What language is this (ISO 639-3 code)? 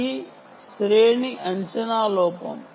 tel